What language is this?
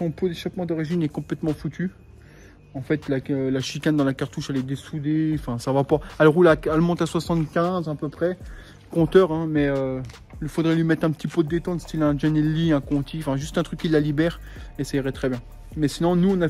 French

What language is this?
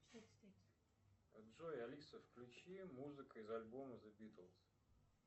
Russian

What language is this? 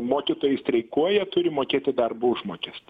Lithuanian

